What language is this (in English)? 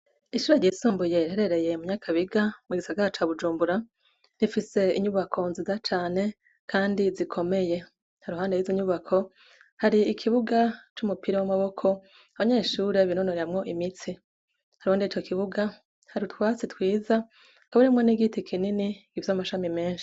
Rundi